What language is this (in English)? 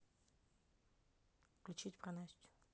Russian